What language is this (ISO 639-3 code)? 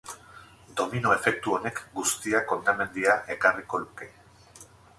eus